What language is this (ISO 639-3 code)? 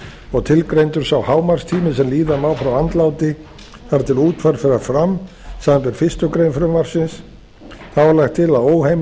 isl